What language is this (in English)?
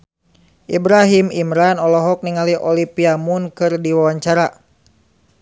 Sundanese